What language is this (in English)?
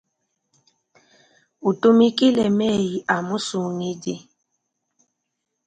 Luba-Lulua